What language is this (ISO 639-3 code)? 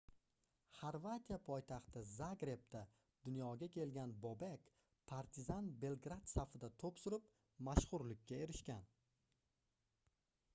uzb